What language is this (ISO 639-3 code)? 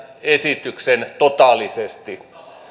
fin